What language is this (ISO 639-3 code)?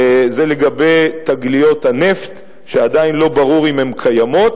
heb